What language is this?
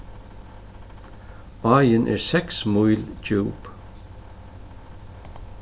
Faroese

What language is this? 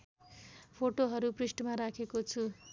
Nepali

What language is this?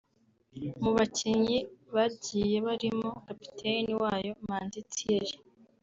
Kinyarwanda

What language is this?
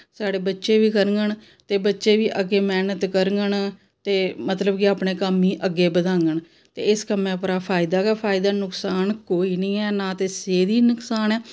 Dogri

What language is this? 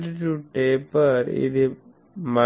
Telugu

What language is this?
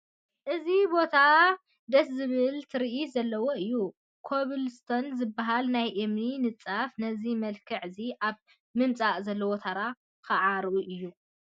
Tigrinya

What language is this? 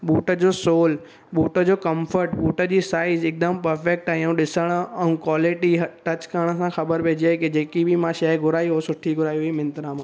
Sindhi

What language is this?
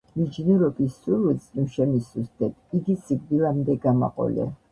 Georgian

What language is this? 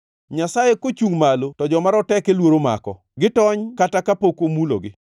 Luo (Kenya and Tanzania)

